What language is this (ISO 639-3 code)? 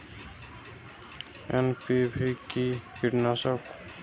ben